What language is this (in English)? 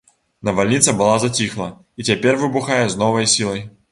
Belarusian